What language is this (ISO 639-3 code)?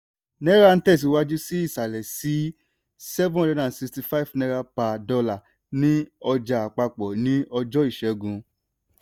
yor